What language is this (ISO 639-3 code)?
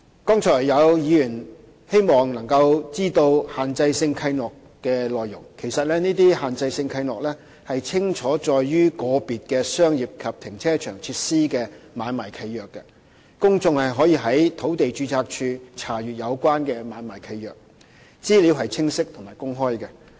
yue